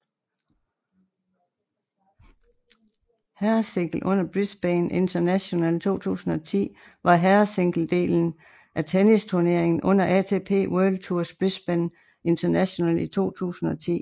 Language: Danish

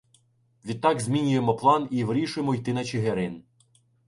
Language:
Ukrainian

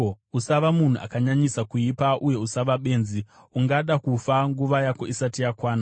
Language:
Shona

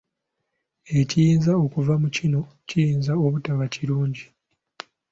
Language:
Ganda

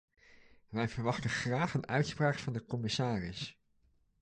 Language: Dutch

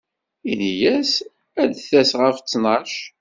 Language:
Kabyle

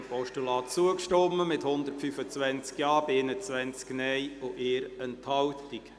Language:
Swiss German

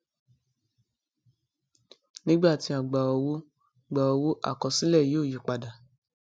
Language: Yoruba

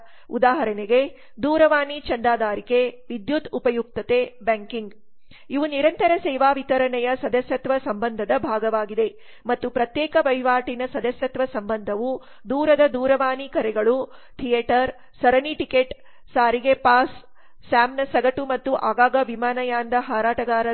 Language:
Kannada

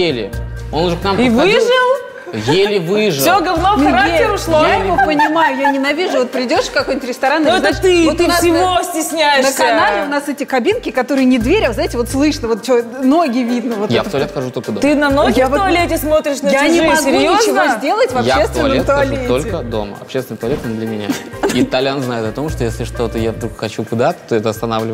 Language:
Russian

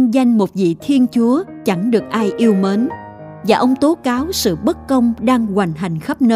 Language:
Vietnamese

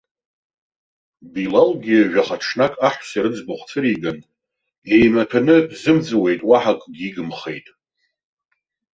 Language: Abkhazian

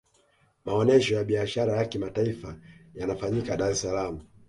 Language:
Swahili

